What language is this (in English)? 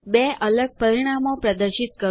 Gujarati